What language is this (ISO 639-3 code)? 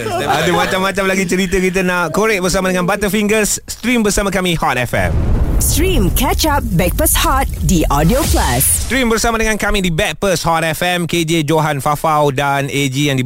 msa